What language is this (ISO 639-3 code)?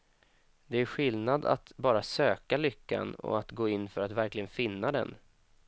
swe